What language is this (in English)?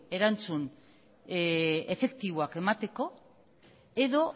Basque